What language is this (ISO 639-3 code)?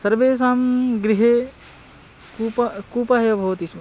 san